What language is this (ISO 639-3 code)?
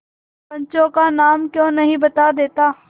hin